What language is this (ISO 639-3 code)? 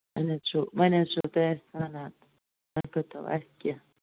kas